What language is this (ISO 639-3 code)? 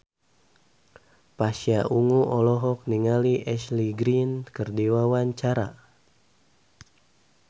sun